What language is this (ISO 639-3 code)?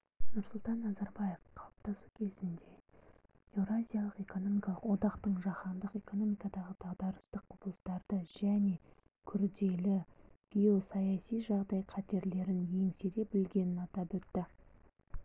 kaz